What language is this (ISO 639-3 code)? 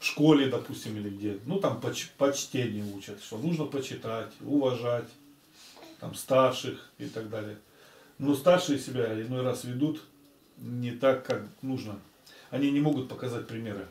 rus